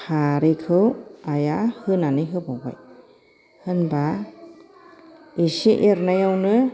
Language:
Bodo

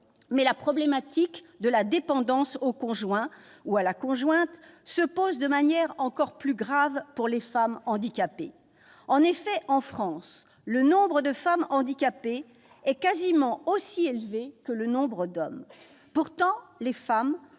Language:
French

